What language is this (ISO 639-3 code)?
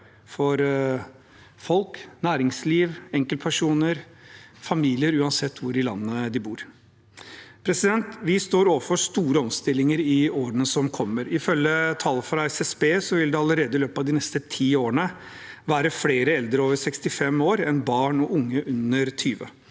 nor